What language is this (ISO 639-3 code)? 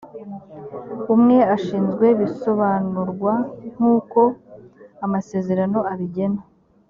kin